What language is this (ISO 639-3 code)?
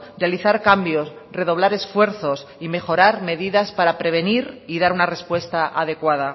spa